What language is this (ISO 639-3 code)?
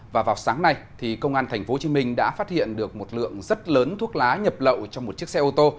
vie